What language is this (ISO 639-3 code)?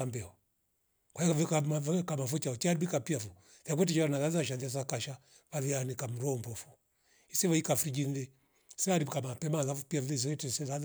rof